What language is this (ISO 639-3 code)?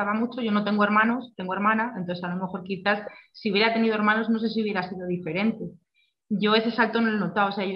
spa